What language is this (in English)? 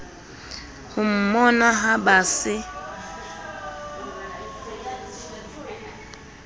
Southern Sotho